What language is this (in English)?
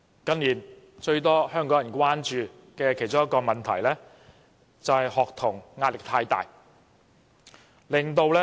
Cantonese